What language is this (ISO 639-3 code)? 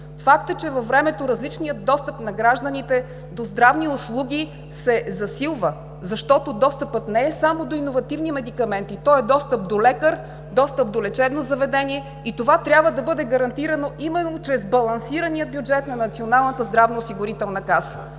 bul